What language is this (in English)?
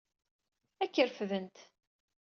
Kabyle